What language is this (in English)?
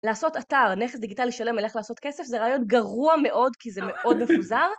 Hebrew